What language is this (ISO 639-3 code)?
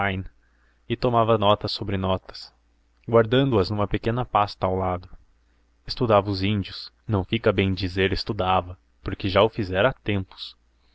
por